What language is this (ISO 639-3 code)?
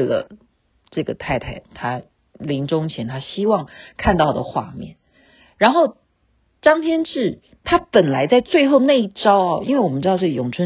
zho